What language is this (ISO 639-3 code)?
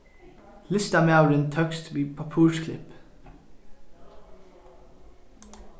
fao